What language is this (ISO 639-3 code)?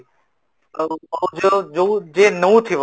ori